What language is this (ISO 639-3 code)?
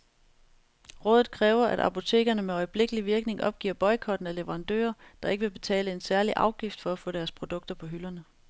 dan